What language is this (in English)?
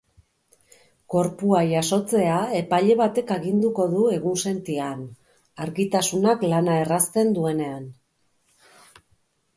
Basque